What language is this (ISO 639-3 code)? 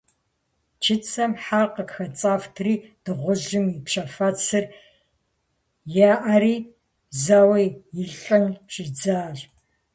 kbd